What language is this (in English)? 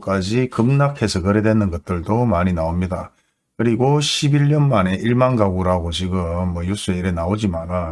Korean